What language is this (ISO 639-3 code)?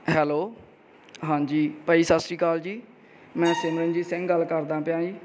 pan